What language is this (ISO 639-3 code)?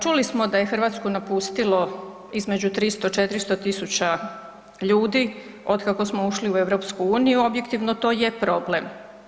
hrv